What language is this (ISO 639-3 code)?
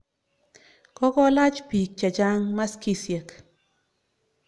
kln